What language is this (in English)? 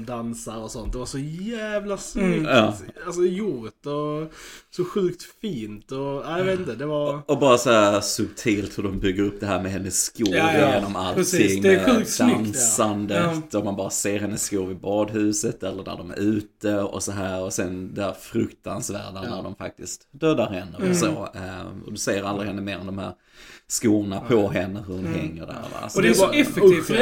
Swedish